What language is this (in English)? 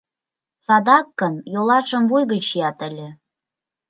Mari